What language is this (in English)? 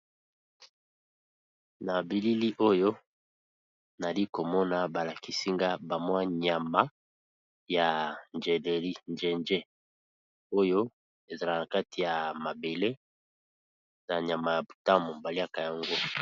Lingala